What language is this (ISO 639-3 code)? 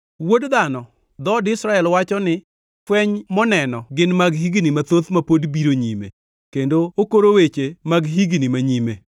luo